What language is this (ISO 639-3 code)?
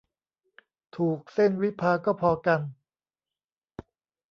tha